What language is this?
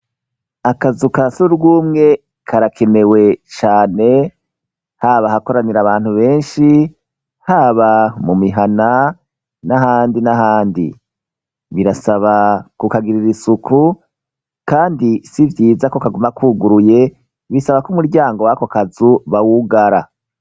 Rundi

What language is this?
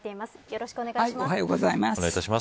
Japanese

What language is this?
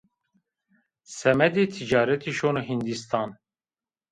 Zaza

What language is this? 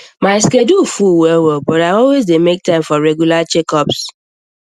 Nigerian Pidgin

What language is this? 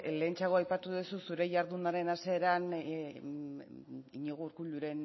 Basque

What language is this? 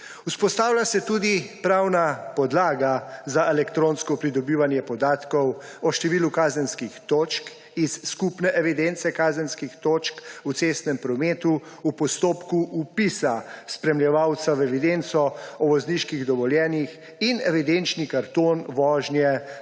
Slovenian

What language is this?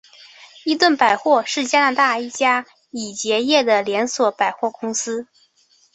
Chinese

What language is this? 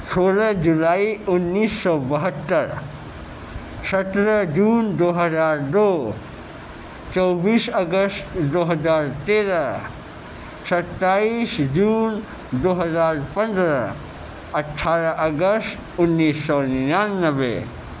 Urdu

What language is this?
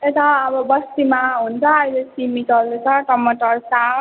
Nepali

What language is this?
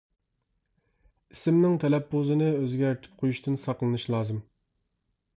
Uyghur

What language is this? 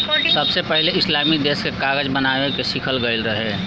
Bhojpuri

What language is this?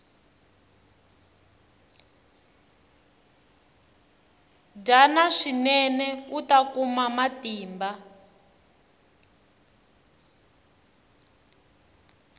Tsonga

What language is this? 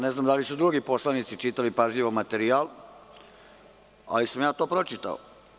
Serbian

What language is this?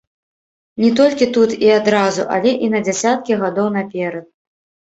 Belarusian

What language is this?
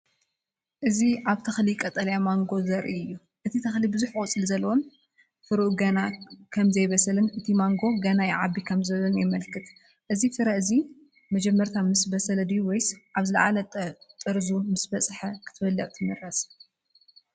Tigrinya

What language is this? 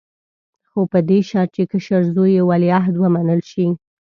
Pashto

